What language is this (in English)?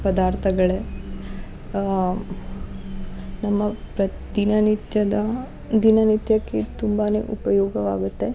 Kannada